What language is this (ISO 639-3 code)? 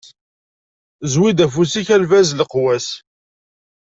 kab